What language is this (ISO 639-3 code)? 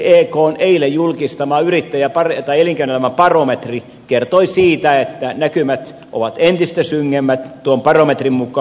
fin